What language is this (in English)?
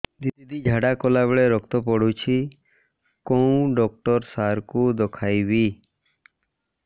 Odia